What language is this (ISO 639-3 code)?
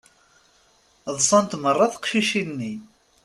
kab